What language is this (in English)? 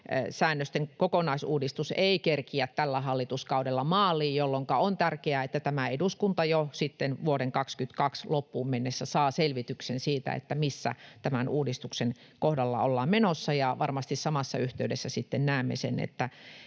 Finnish